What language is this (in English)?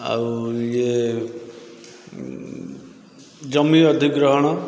Odia